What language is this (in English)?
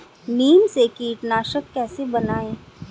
Hindi